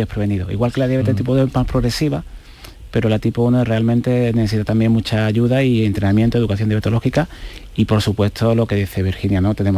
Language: Spanish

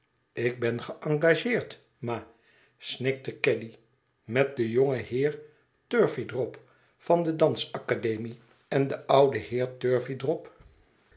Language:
Dutch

